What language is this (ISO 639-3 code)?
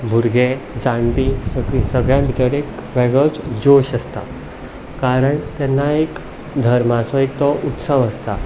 kok